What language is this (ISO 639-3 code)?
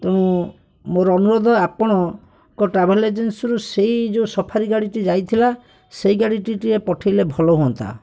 ori